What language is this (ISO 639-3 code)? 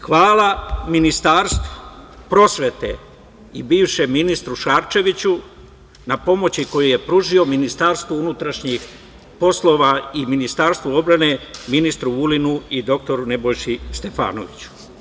srp